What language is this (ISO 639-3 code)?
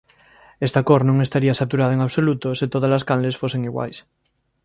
glg